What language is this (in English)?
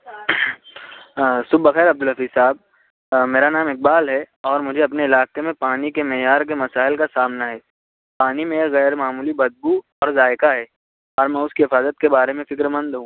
Urdu